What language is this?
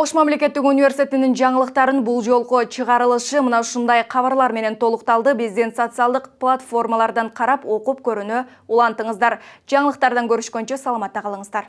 Turkish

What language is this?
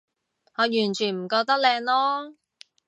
Cantonese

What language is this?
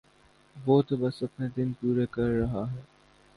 Urdu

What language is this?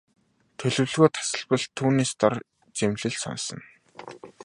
Mongolian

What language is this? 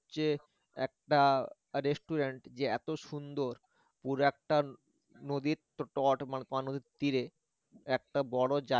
Bangla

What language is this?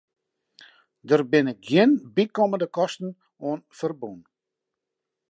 Western Frisian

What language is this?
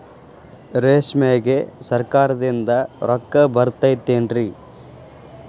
Kannada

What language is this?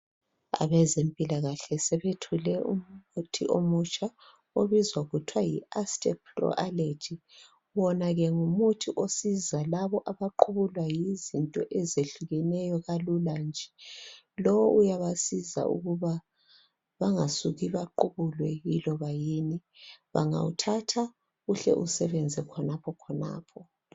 North Ndebele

